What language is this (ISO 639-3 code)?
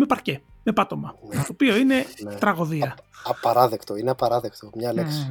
ell